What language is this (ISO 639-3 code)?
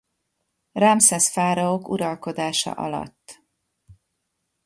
hun